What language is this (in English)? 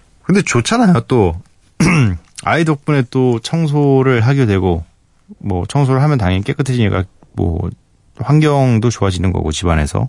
Korean